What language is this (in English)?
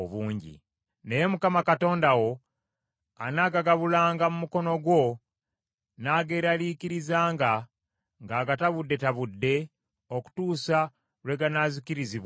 Ganda